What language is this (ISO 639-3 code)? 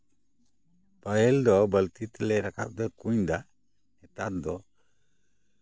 sat